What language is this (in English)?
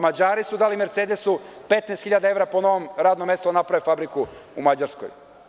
Serbian